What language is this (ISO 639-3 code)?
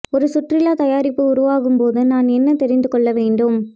tam